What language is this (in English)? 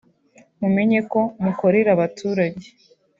Kinyarwanda